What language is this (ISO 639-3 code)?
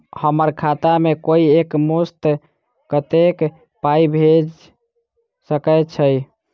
mai